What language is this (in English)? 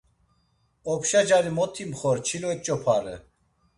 Laz